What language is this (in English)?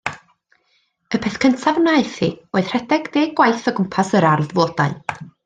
Welsh